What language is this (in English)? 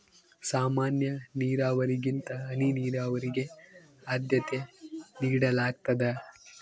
Kannada